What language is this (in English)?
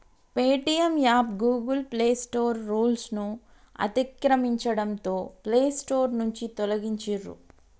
Telugu